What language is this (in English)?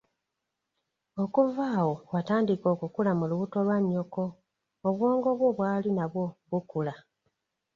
Ganda